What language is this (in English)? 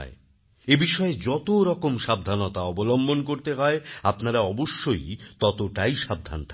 Bangla